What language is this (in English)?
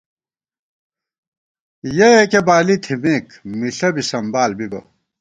Gawar-Bati